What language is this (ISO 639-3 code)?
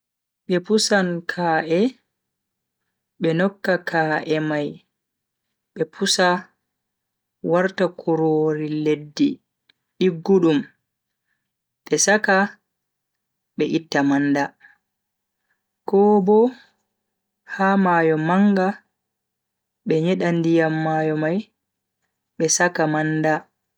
fui